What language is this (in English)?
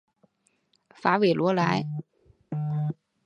Chinese